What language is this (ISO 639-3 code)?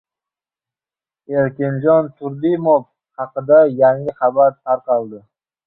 uzb